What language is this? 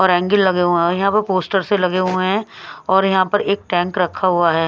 Hindi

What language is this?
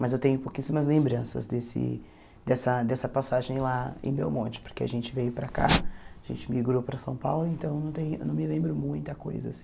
Portuguese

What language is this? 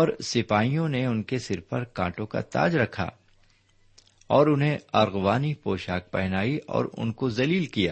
Urdu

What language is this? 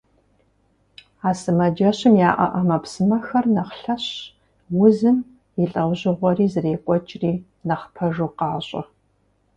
Kabardian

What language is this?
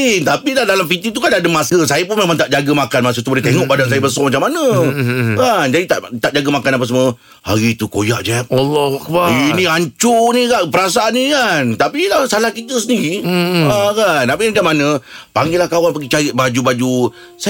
Malay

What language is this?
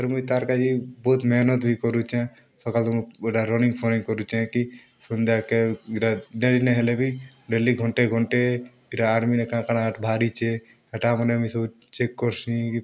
Odia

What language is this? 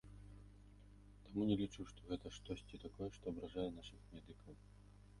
Belarusian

